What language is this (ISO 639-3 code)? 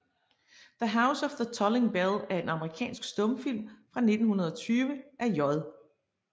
dan